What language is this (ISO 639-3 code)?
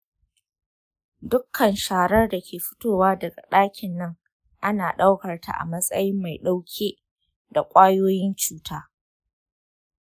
hau